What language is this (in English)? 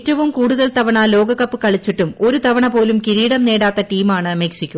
Malayalam